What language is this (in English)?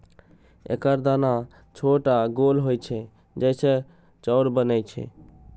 Maithili